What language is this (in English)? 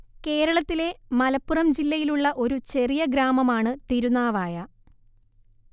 Malayalam